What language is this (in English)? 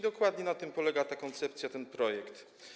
Polish